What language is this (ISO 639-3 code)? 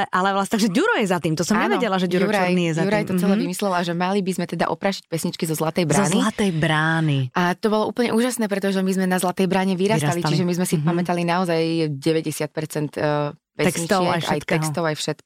slk